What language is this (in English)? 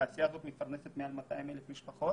Hebrew